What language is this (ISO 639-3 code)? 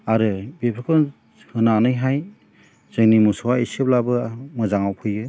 brx